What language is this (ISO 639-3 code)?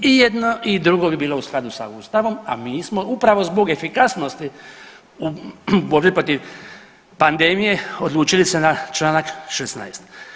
hrv